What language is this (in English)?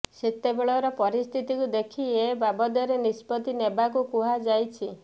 Odia